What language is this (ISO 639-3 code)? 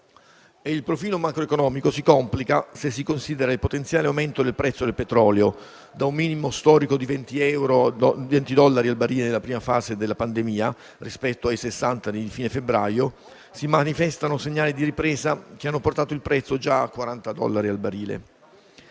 ita